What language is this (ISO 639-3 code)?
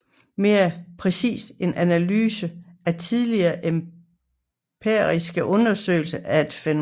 dan